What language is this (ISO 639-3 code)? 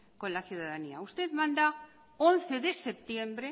spa